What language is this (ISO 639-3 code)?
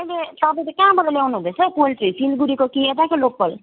nep